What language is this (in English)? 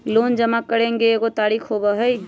Magahi